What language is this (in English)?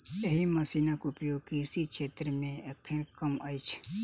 Maithili